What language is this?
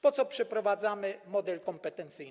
Polish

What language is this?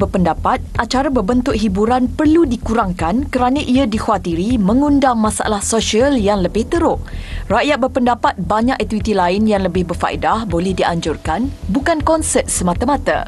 Malay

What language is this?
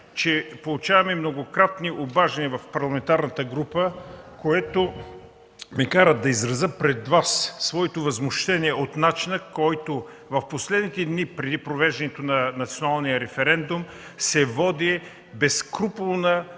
Bulgarian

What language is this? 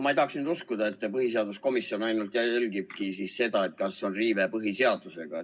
Estonian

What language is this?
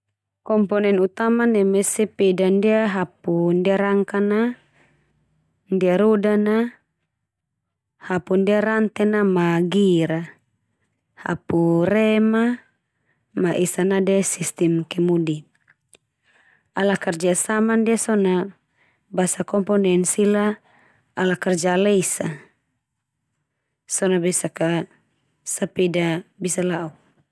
Termanu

